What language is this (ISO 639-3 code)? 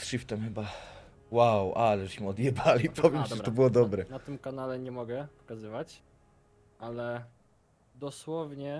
pol